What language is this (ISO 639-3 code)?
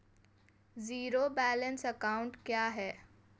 hin